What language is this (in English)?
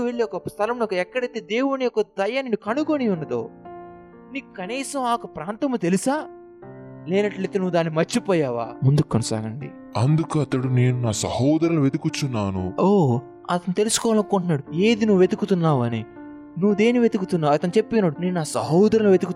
Telugu